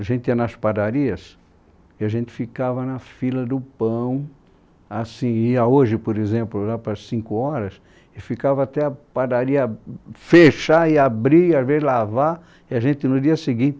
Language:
Portuguese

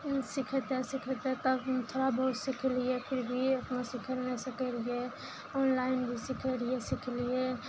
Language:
Maithili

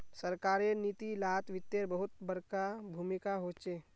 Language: Magahi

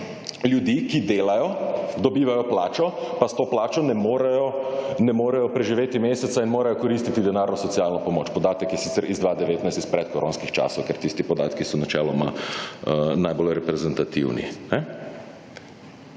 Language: Slovenian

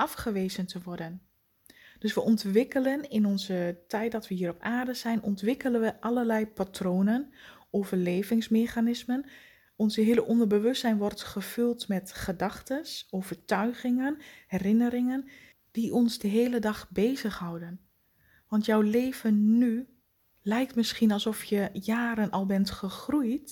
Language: Dutch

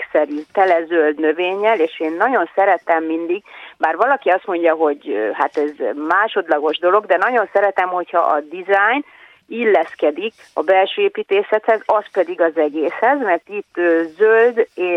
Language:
Hungarian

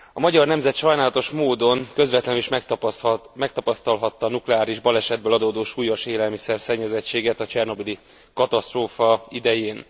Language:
Hungarian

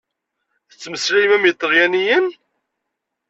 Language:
Kabyle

